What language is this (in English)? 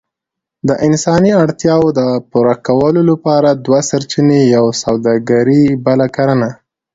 Pashto